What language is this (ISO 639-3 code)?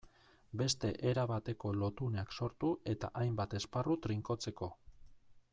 eus